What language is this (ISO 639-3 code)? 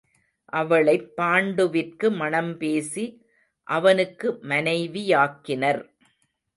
tam